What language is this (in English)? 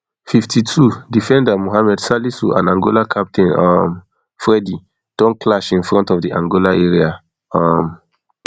Nigerian Pidgin